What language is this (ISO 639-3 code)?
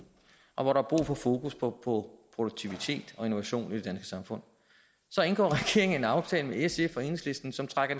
dan